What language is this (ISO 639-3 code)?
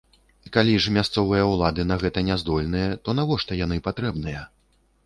bel